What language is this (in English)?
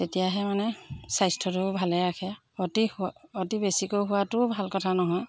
Assamese